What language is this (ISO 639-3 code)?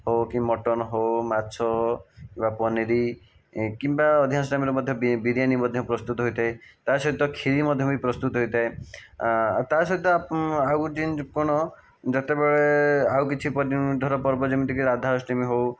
ori